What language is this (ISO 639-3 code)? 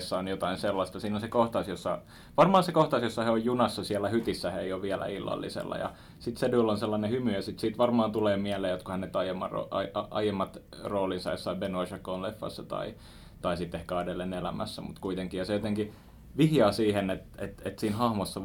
fin